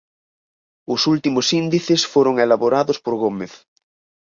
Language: Galician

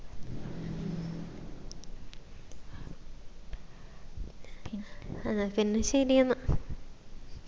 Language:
Malayalam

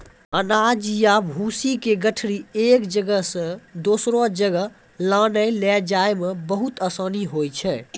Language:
Maithili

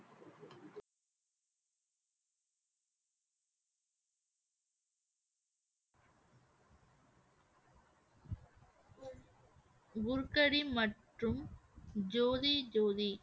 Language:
Tamil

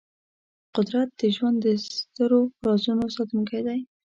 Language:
Pashto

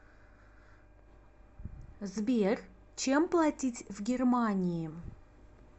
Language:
Russian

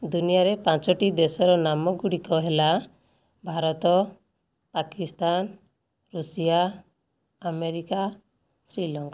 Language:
Odia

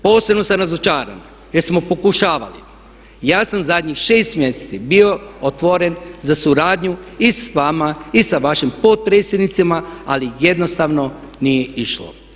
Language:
Croatian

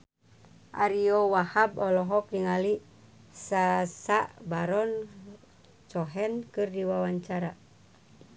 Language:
Sundanese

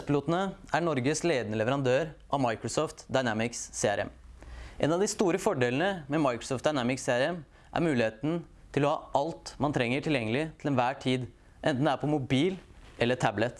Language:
Norwegian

